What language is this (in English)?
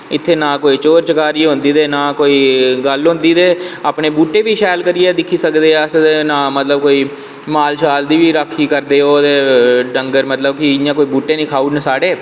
Dogri